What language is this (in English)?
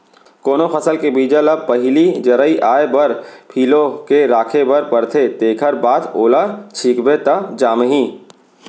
Chhattisgarhi